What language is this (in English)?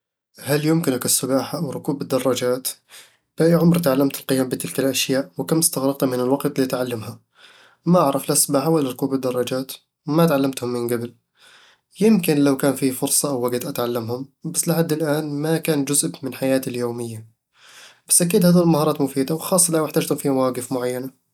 Eastern Egyptian Bedawi Arabic